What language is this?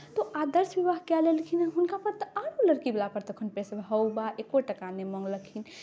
Maithili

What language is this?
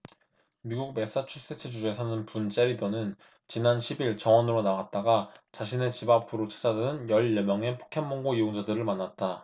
Korean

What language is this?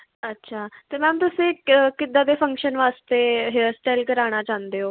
Punjabi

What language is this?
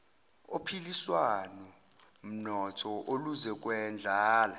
Zulu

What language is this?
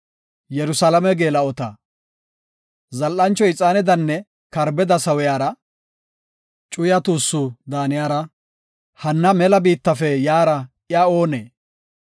Gofa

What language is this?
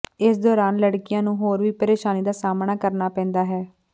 Punjabi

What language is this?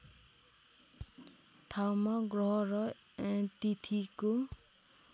Nepali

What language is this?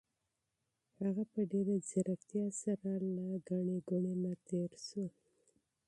Pashto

